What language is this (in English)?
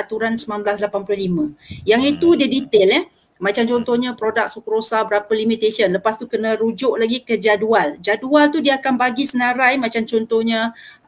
Malay